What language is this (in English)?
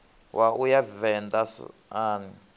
Venda